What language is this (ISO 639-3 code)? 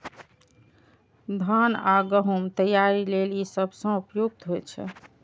mai